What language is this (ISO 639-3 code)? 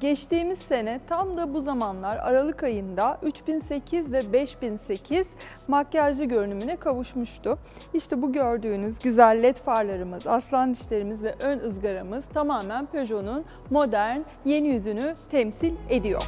tur